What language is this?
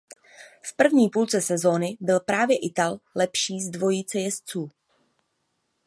Czech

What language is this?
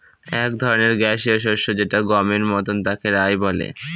Bangla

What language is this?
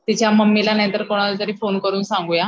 Marathi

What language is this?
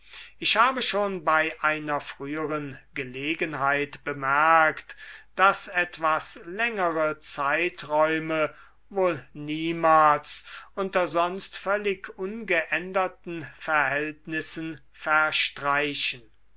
German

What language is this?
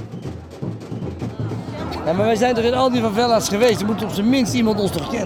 Dutch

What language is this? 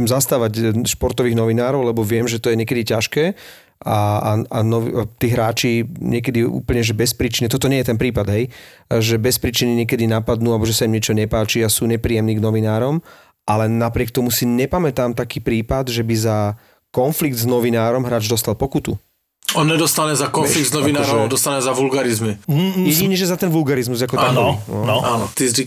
Slovak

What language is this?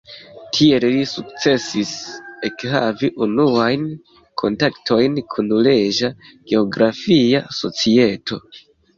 Esperanto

